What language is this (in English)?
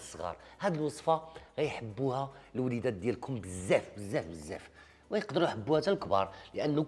Arabic